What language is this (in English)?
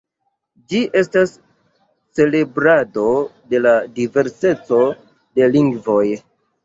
Esperanto